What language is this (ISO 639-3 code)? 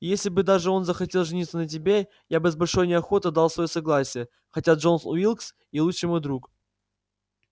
rus